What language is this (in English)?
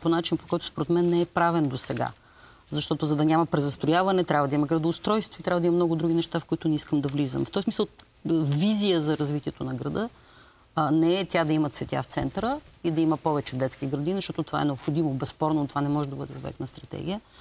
Bulgarian